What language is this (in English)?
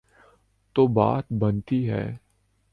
Urdu